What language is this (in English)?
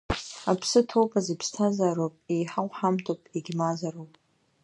Abkhazian